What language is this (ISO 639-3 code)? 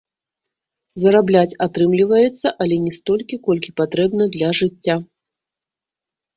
bel